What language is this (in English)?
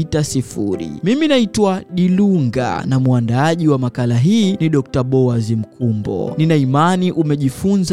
Swahili